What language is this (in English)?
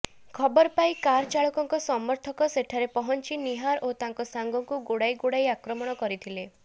Odia